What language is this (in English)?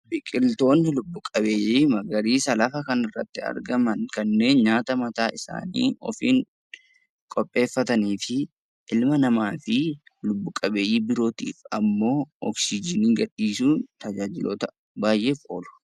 Oromo